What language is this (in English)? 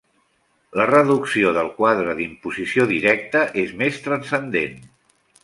Catalan